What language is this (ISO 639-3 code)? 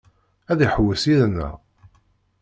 kab